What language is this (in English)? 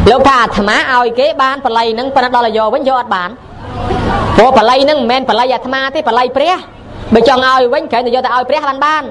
Thai